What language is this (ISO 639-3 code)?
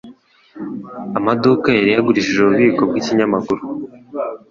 kin